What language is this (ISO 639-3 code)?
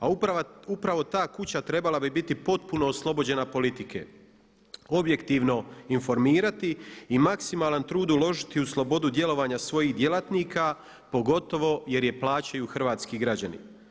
hrv